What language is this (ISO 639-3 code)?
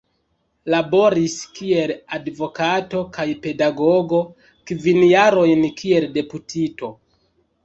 epo